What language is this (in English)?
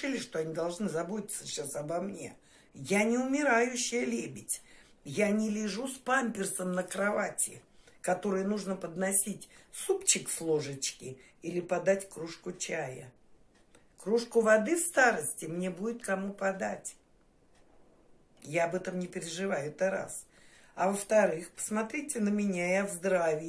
Russian